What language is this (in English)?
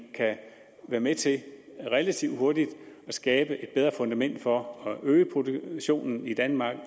Danish